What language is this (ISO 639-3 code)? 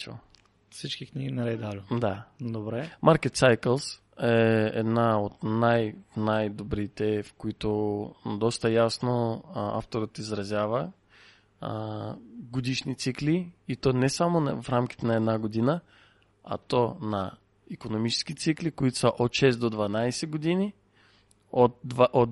bul